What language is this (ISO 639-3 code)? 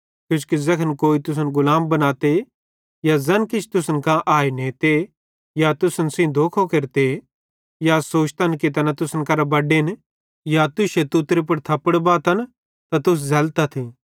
bhd